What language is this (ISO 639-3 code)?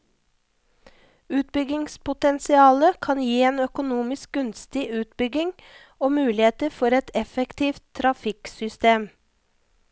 nor